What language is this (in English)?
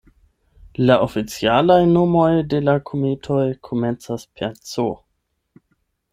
Esperanto